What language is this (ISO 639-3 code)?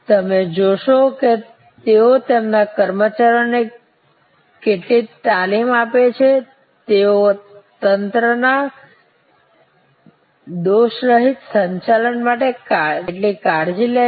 guj